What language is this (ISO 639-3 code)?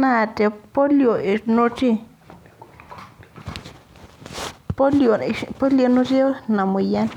mas